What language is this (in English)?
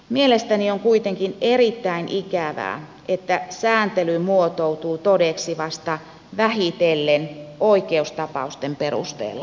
Finnish